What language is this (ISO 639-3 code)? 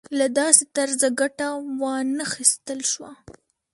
pus